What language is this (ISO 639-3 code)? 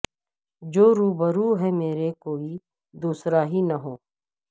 urd